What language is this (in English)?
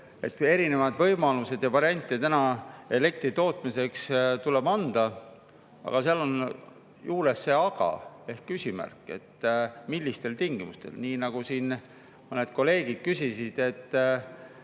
Estonian